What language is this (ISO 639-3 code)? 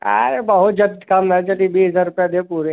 hin